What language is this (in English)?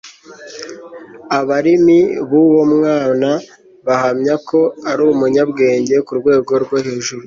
Kinyarwanda